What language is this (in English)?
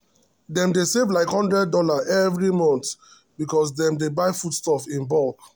Nigerian Pidgin